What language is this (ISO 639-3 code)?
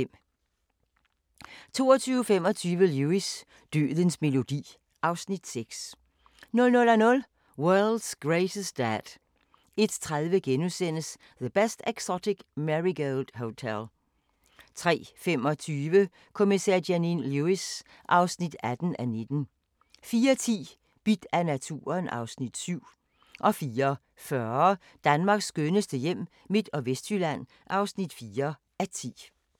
dan